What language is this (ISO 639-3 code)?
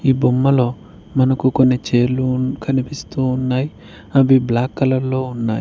tel